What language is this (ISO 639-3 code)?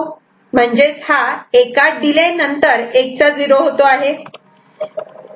mar